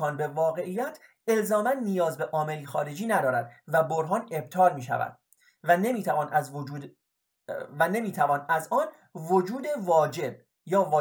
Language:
Persian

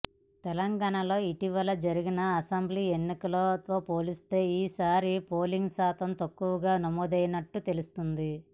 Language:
Telugu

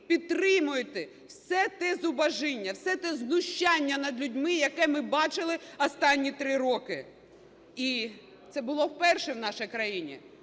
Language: Ukrainian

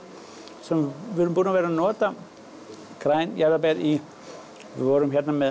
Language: Icelandic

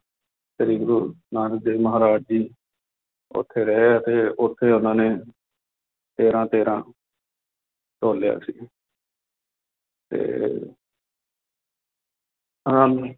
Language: Punjabi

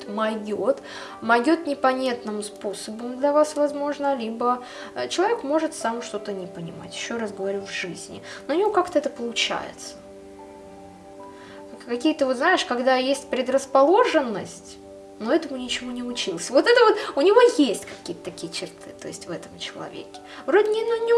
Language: Russian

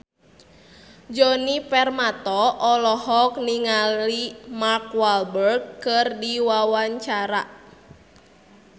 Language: Sundanese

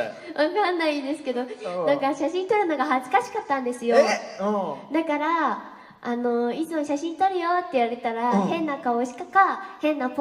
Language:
Japanese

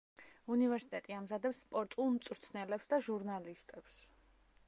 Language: Georgian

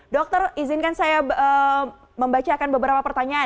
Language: Indonesian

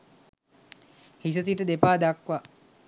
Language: Sinhala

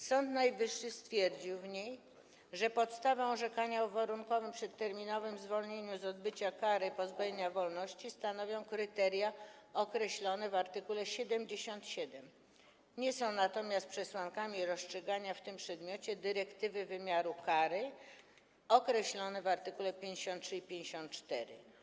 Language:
Polish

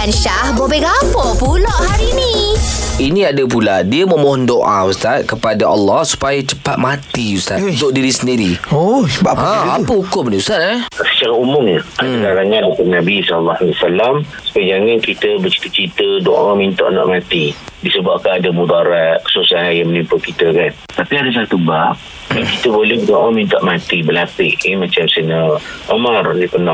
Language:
Malay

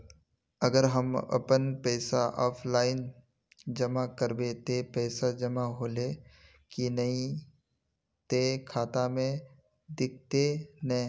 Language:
Magahi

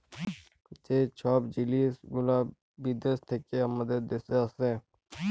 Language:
Bangla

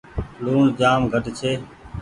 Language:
Goaria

